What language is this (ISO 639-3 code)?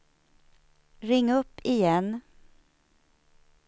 swe